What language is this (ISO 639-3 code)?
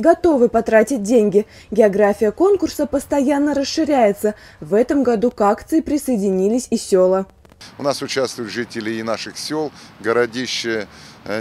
rus